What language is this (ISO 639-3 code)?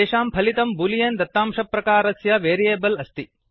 san